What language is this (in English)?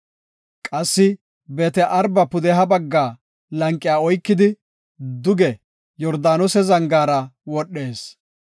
Gofa